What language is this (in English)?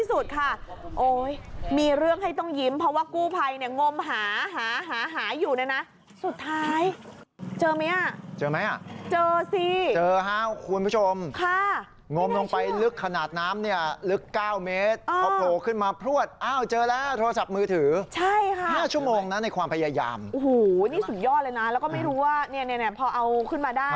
Thai